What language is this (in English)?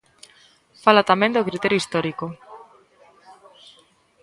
Galician